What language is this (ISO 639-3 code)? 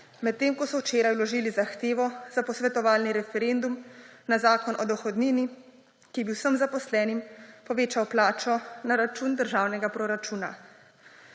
slv